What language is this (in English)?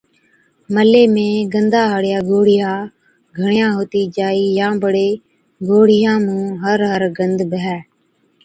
Od